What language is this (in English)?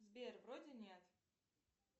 Russian